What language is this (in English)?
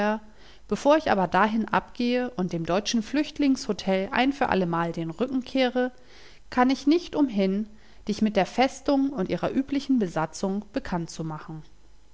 German